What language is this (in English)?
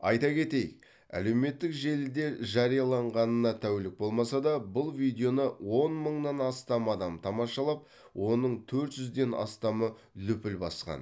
Kazakh